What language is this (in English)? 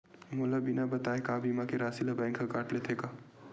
Chhattisgarhi